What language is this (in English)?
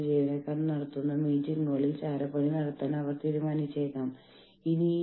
Malayalam